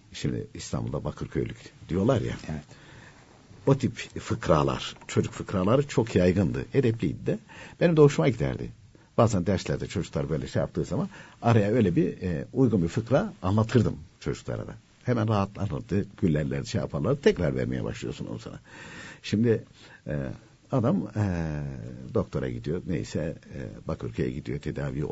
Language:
Turkish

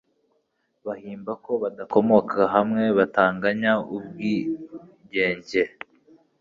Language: Kinyarwanda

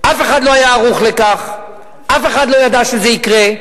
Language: Hebrew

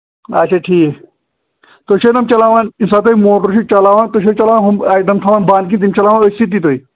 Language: Kashmiri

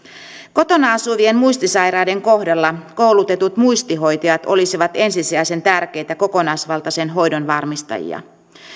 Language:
Finnish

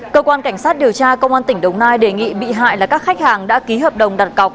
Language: Vietnamese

